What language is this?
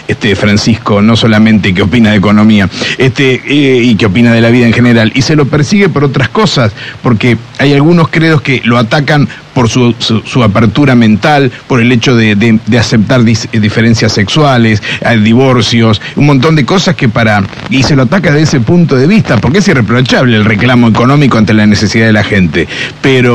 Spanish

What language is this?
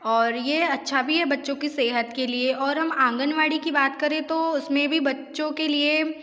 Hindi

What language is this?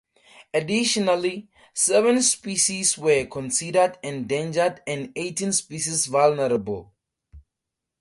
English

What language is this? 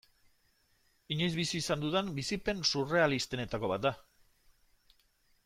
Basque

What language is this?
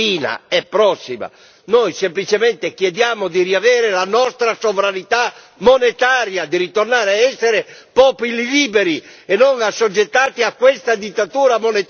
Italian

